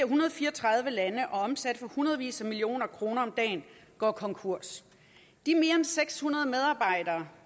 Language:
Danish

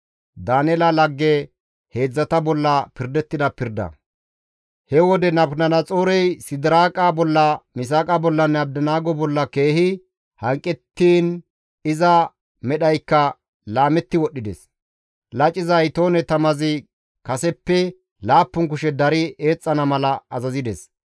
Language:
Gamo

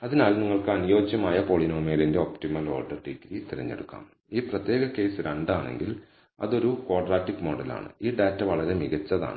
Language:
Malayalam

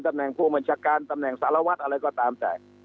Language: Thai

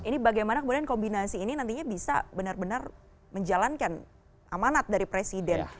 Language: Indonesian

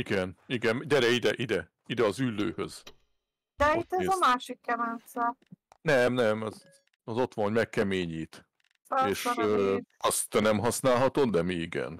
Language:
Hungarian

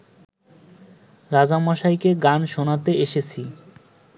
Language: Bangla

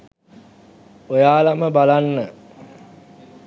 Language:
Sinhala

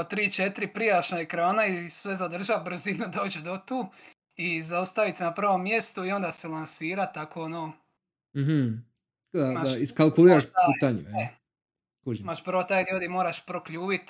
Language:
Croatian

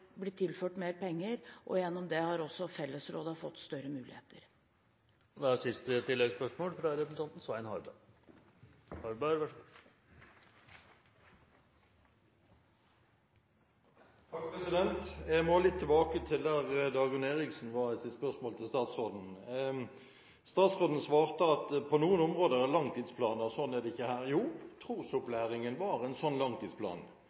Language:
Norwegian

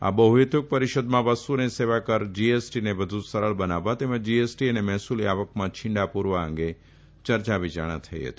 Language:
Gujarati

